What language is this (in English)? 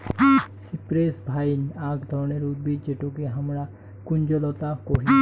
Bangla